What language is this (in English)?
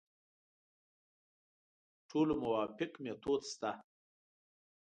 Pashto